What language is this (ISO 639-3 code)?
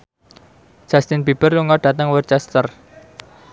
jav